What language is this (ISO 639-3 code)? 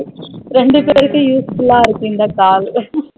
tam